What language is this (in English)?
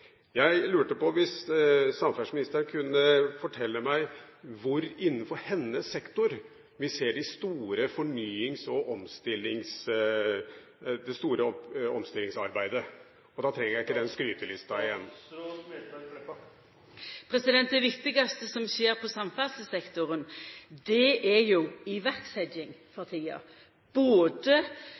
Norwegian